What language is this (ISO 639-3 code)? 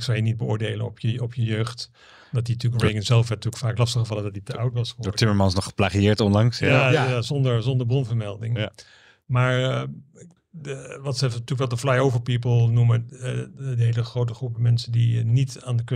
nld